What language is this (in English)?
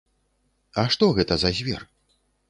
Belarusian